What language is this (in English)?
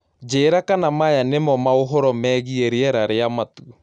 Kikuyu